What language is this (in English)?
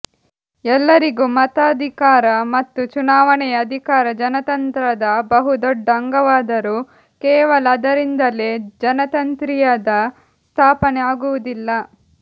Kannada